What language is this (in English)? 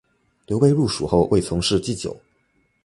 Chinese